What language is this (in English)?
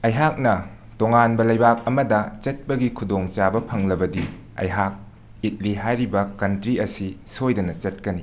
Manipuri